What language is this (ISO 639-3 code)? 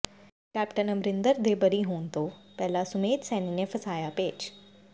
pan